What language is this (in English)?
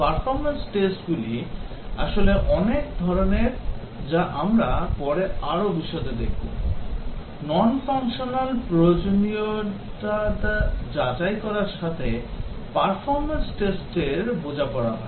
Bangla